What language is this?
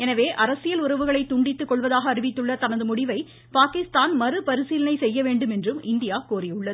Tamil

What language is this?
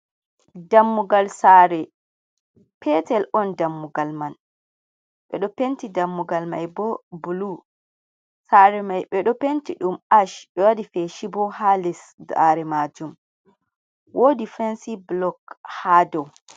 Fula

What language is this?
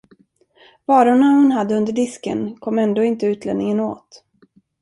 Swedish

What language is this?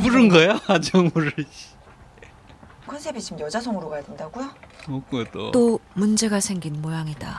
Korean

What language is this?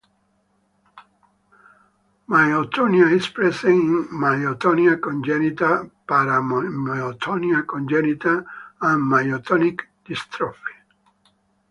English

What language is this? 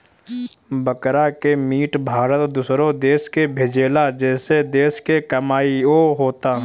Bhojpuri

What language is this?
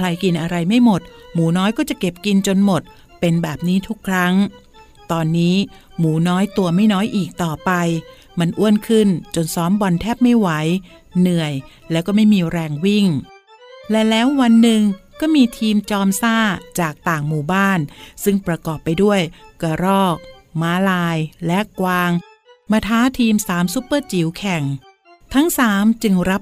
Thai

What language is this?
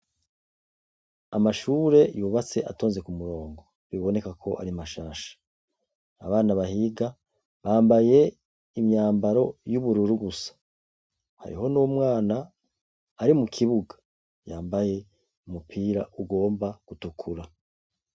Rundi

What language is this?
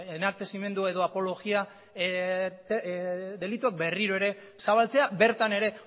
Basque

